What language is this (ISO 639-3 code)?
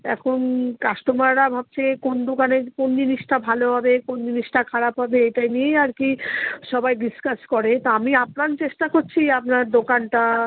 ben